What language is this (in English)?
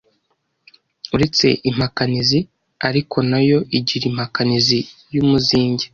Kinyarwanda